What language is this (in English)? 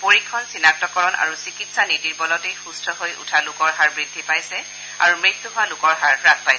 Assamese